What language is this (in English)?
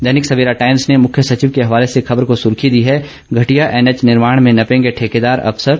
Hindi